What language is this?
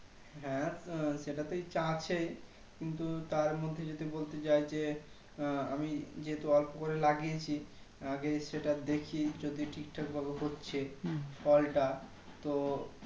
Bangla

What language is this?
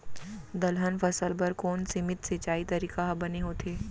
Chhattisgarhi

